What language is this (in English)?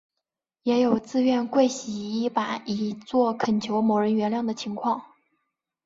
Chinese